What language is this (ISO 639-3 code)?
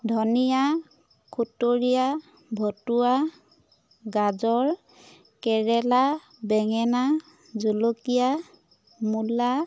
asm